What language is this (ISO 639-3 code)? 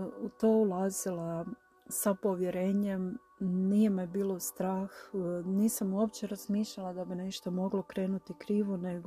hrv